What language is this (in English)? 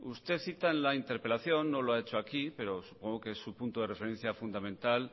Spanish